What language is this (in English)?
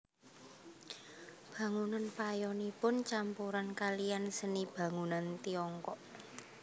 Javanese